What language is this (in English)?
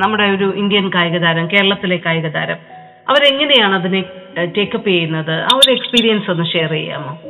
Malayalam